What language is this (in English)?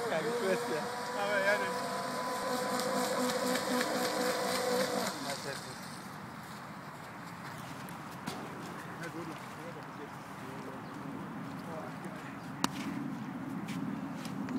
German